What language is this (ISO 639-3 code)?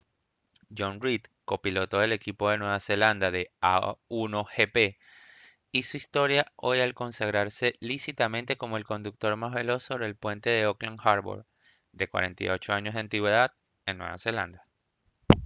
spa